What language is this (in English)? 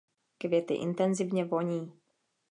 Czech